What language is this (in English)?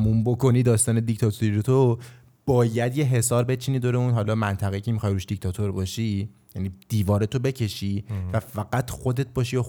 Persian